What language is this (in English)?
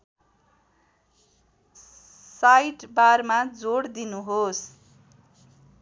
Nepali